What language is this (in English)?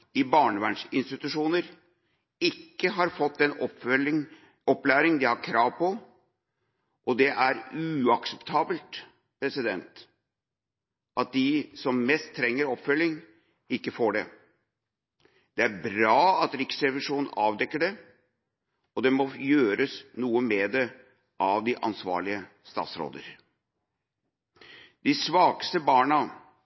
Norwegian Bokmål